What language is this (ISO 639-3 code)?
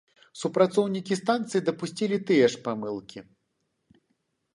bel